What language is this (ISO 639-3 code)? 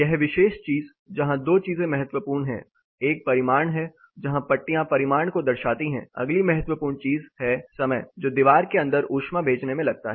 hin